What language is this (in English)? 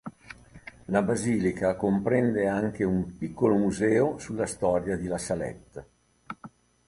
Italian